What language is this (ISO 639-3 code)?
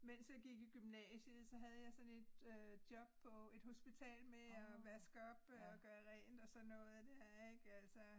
dan